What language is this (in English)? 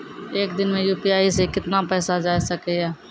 Maithili